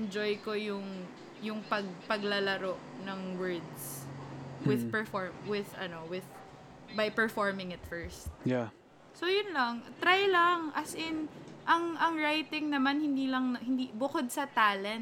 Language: Filipino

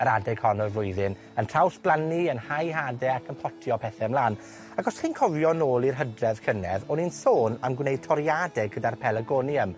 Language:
Welsh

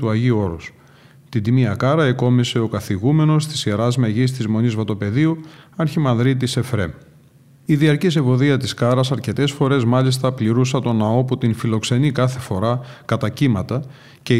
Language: Greek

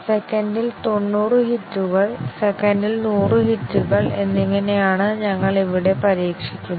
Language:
Malayalam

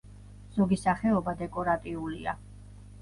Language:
Georgian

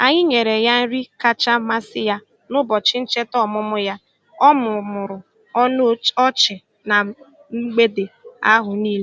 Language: Igbo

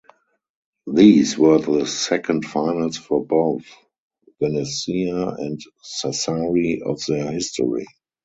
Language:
English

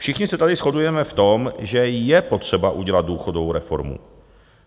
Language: Czech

